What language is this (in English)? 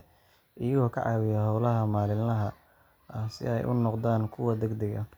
Somali